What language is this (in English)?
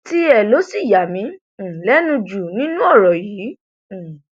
Yoruba